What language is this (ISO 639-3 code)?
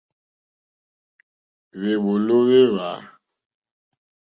bri